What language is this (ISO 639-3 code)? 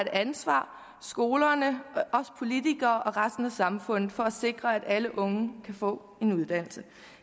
dan